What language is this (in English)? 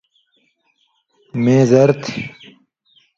Indus Kohistani